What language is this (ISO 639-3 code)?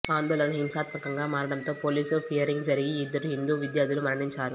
tel